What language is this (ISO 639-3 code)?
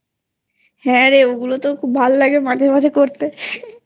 ben